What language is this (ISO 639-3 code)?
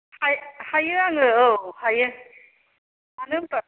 brx